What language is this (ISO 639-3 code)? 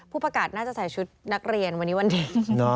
tha